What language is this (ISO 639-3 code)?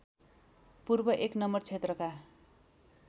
nep